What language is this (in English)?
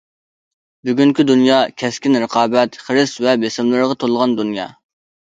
Uyghur